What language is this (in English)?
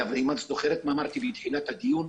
Hebrew